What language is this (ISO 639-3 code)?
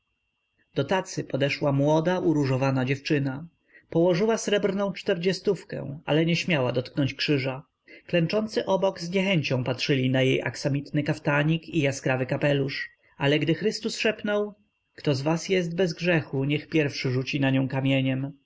pol